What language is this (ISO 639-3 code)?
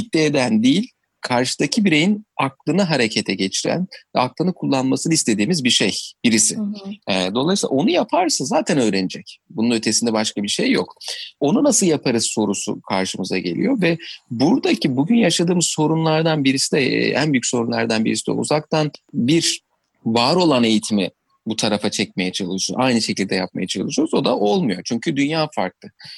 tur